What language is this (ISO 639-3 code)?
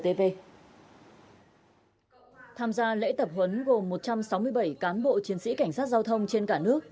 vie